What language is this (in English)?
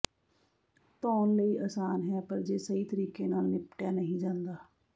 Punjabi